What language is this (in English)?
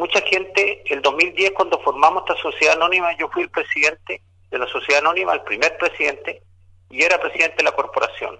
Spanish